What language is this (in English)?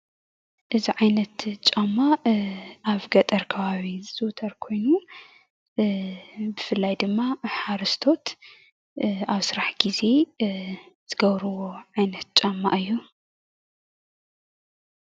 Tigrinya